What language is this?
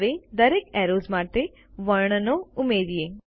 Gujarati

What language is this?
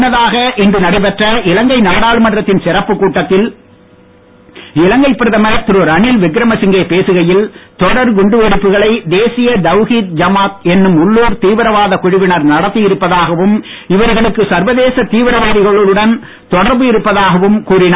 Tamil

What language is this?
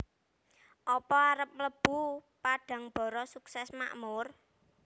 Javanese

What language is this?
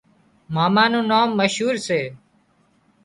Wadiyara Koli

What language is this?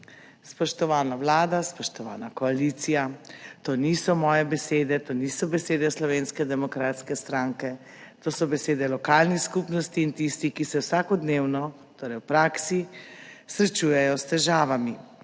Slovenian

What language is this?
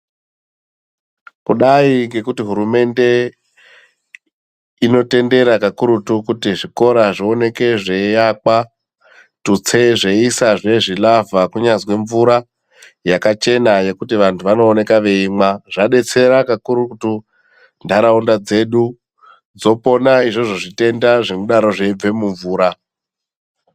Ndau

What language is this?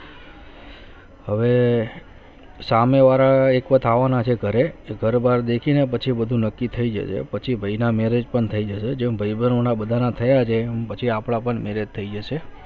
Gujarati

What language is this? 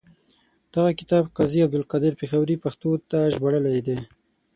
Pashto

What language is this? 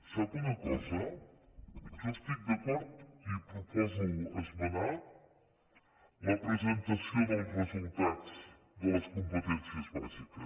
Catalan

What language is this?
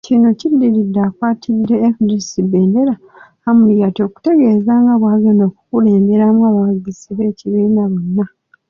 Ganda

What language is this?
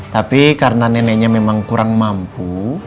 Indonesian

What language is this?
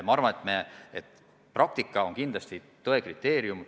Estonian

